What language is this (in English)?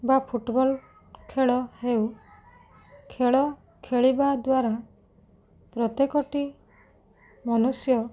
Odia